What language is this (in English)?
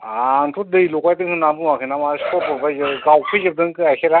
Bodo